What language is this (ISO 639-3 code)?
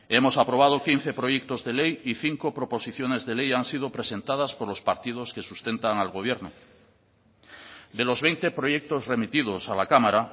spa